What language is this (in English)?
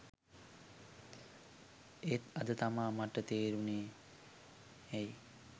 Sinhala